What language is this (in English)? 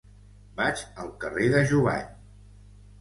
Catalan